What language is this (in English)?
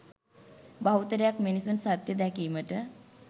Sinhala